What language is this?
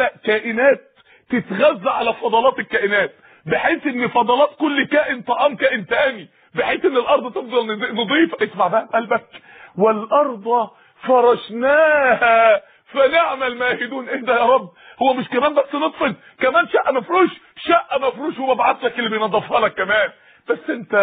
Arabic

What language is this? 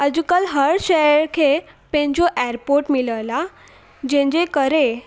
Sindhi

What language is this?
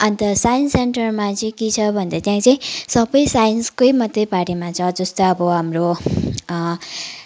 Nepali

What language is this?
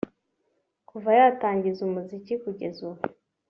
Kinyarwanda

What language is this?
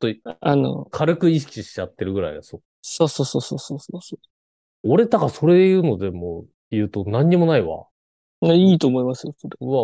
Japanese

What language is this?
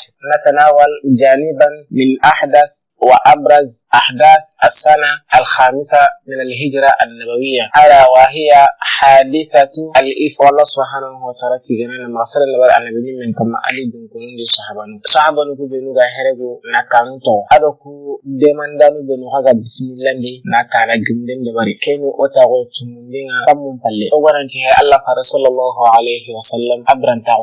Arabic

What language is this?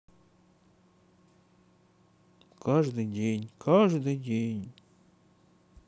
Russian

